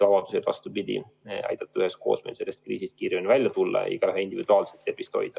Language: Estonian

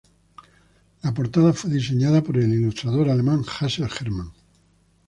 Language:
Spanish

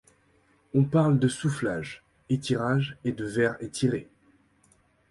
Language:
French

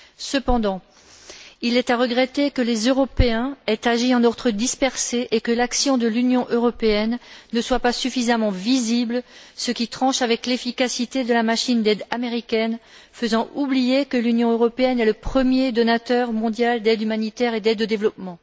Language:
French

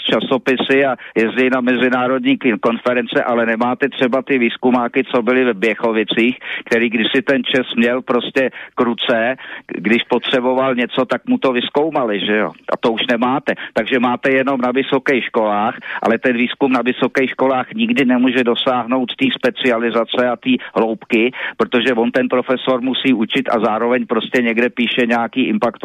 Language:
Czech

